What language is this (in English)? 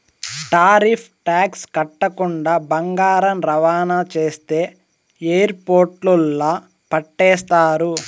Telugu